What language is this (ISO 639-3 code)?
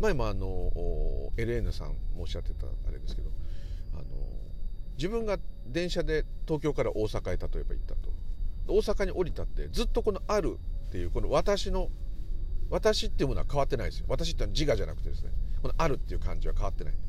jpn